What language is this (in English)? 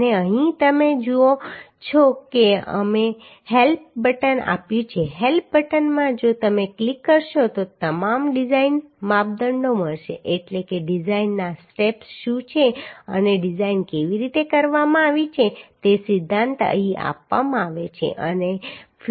Gujarati